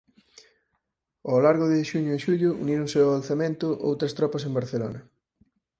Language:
Galician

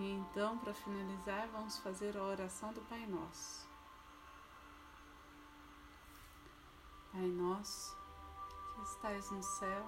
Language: Portuguese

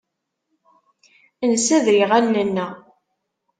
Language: Kabyle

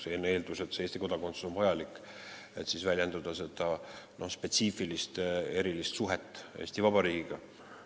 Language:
Estonian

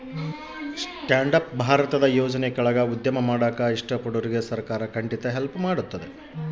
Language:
Kannada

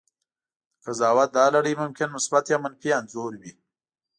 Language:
Pashto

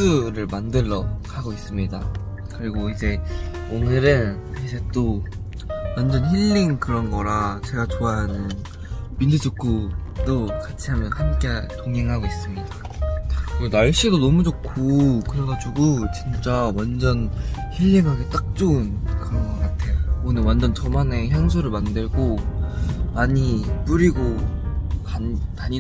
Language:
Korean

